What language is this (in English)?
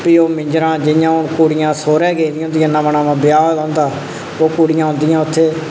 Dogri